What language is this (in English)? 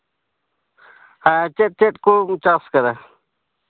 Santali